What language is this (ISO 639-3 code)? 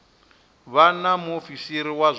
ven